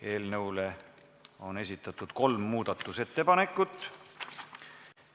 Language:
Estonian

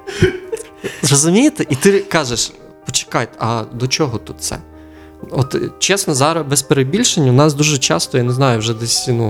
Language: Ukrainian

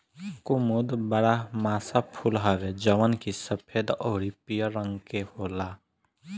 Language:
Bhojpuri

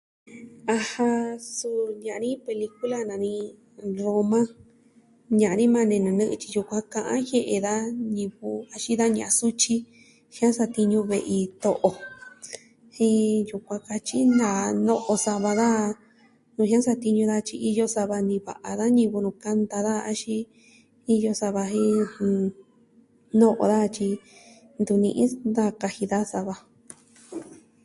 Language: Southwestern Tlaxiaco Mixtec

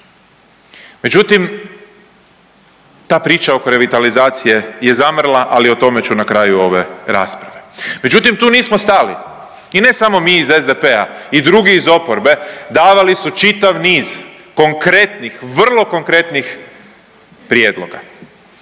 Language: Croatian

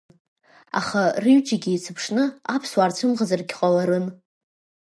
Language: Abkhazian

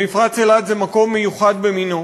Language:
Hebrew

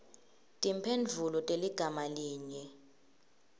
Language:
Swati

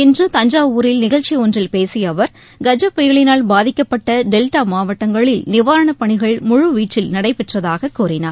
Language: Tamil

